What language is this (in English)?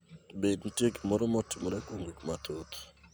Luo (Kenya and Tanzania)